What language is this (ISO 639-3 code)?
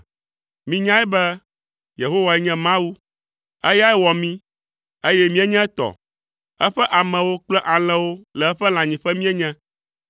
ewe